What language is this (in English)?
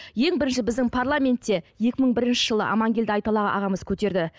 Kazakh